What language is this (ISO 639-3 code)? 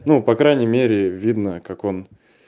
rus